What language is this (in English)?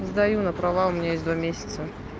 Russian